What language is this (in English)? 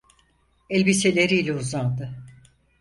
Turkish